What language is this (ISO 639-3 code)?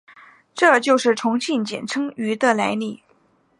zho